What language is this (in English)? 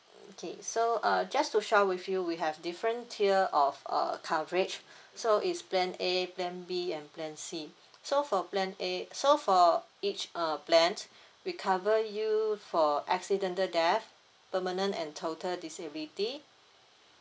English